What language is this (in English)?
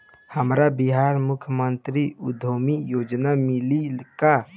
Bhojpuri